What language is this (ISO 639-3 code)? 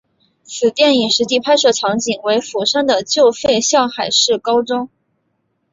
zho